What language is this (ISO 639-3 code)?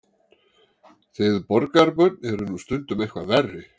isl